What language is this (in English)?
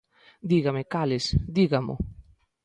Galician